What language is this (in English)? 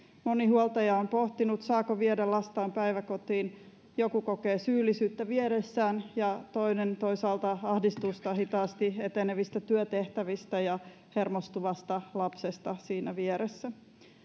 Finnish